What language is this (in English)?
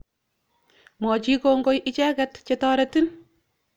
Kalenjin